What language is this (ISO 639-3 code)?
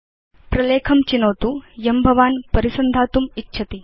san